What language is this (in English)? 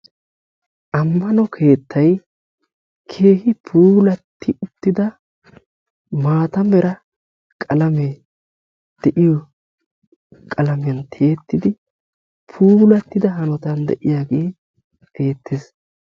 Wolaytta